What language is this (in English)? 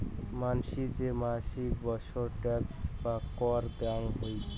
Bangla